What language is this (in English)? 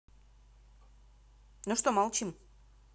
Russian